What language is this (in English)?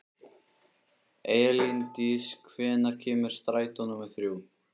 Icelandic